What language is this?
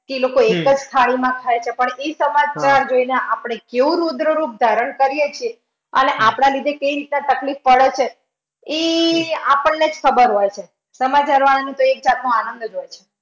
Gujarati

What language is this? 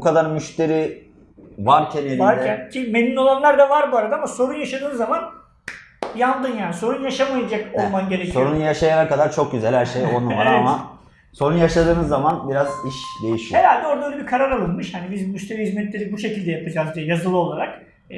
Turkish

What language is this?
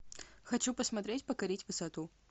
Russian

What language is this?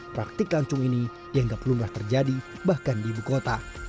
Indonesian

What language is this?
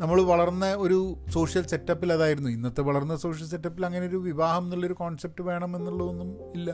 Malayalam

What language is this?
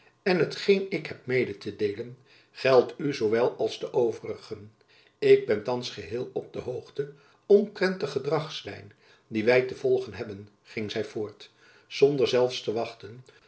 Dutch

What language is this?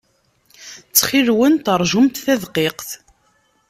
Kabyle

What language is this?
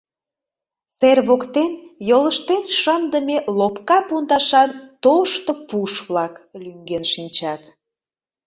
Mari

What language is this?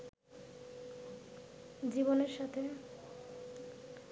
Bangla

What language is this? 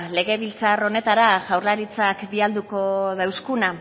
Basque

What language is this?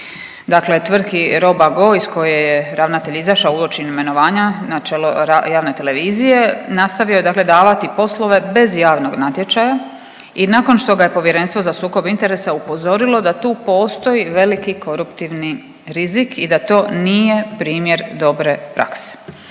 Croatian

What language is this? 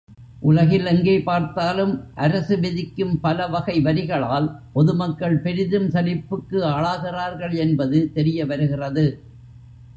Tamil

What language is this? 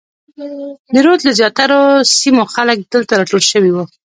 Pashto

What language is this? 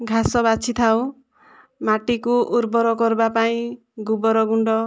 Odia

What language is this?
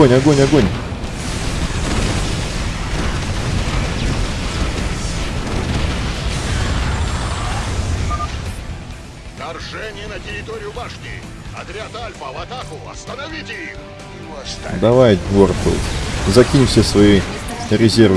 Russian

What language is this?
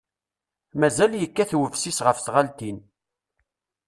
Kabyle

